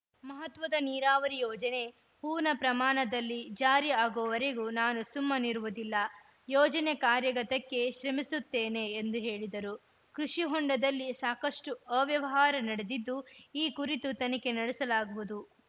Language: Kannada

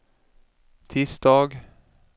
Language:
Swedish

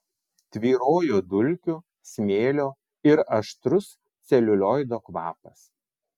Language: Lithuanian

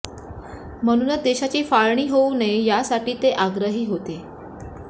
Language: Marathi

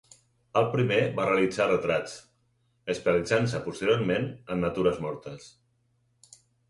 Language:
Catalan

